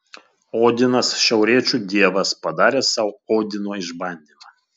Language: Lithuanian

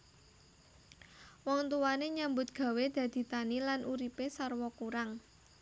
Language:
Javanese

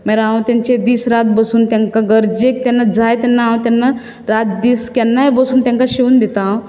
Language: Konkani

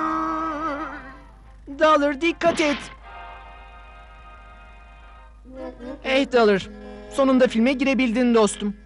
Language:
Turkish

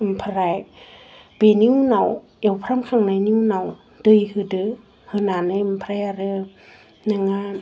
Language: Bodo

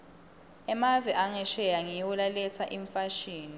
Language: Swati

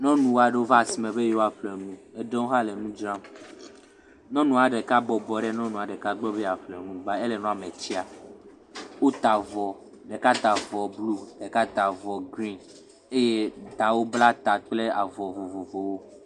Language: Ewe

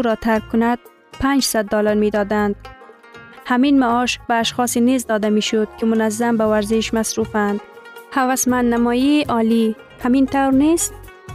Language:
Persian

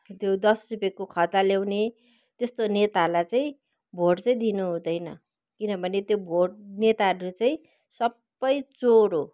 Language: Nepali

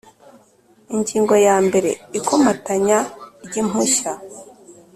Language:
Kinyarwanda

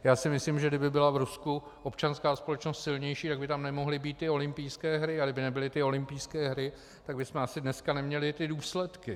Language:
Czech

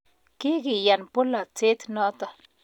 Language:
Kalenjin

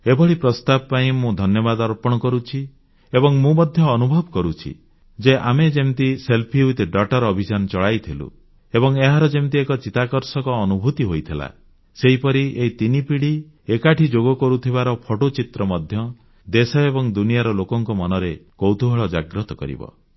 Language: Odia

